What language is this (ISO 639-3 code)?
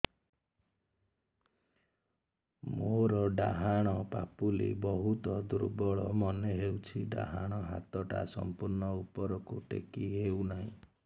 ori